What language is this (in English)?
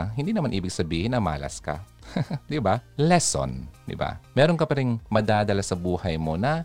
Filipino